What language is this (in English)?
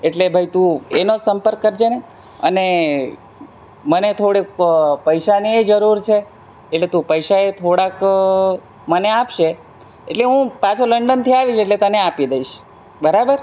Gujarati